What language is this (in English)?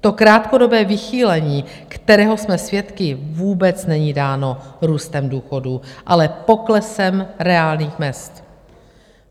Czech